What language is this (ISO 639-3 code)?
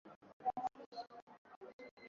swa